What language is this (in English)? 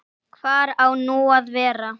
Icelandic